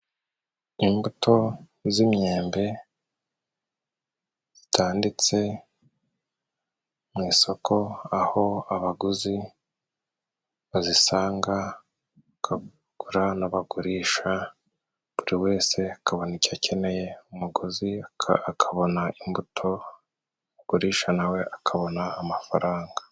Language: Kinyarwanda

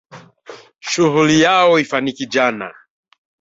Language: Swahili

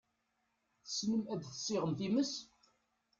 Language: Kabyle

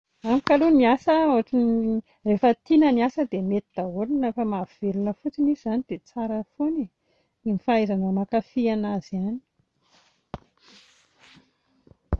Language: Malagasy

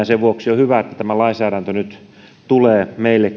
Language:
Finnish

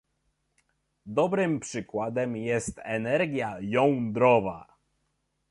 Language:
Polish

